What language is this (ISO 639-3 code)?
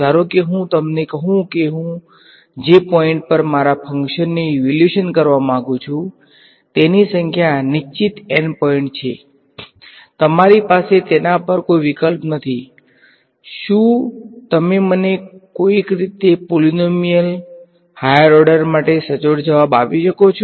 guj